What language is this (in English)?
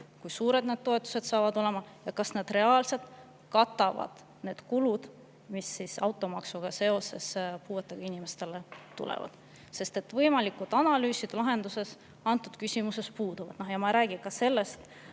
Estonian